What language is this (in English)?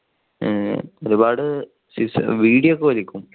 Malayalam